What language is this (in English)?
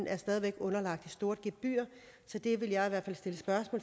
Danish